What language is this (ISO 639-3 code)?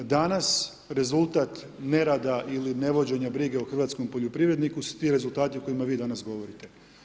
hrv